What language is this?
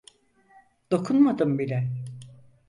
Turkish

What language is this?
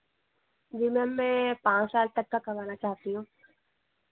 Hindi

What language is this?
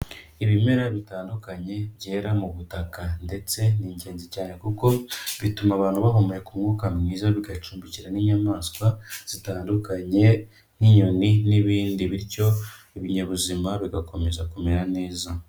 Kinyarwanda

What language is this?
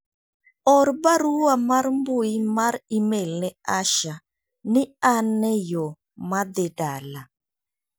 Luo (Kenya and Tanzania)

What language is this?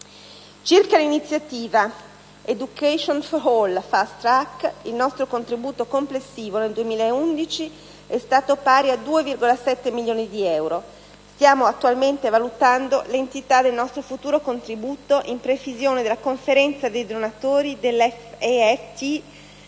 Italian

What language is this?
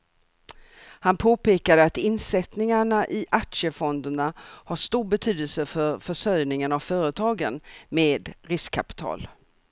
Swedish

